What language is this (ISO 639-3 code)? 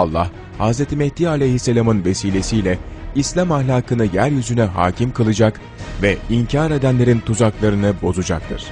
tur